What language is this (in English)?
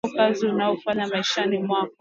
Swahili